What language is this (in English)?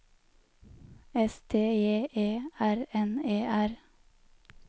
Norwegian